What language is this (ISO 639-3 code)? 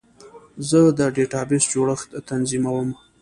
pus